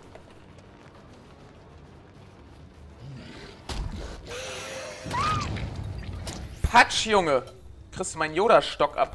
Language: German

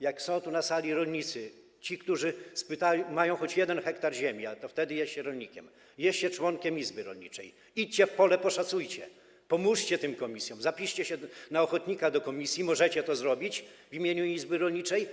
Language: Polish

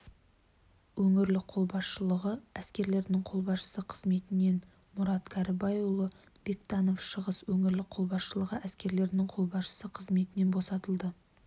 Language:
Kazakh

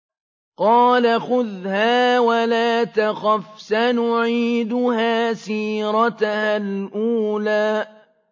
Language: Arabic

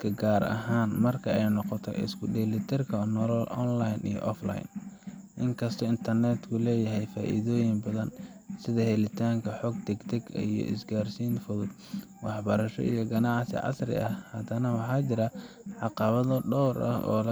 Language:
Somali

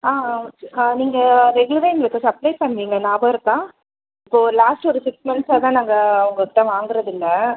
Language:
Tamil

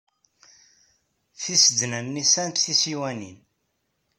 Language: Kabyle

